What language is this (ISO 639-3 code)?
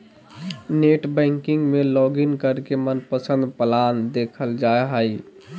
mag